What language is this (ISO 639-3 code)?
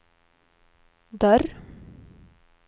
swe